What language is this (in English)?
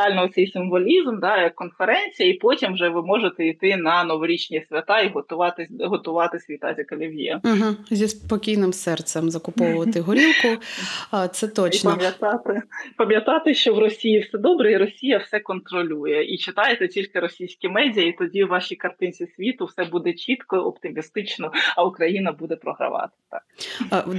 Ukrainian